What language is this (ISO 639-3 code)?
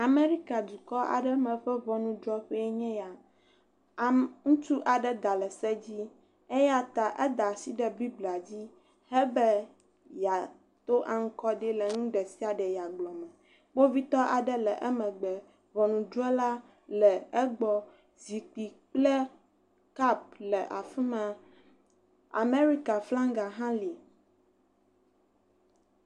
ewe